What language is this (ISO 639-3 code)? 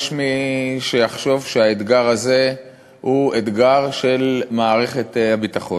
heb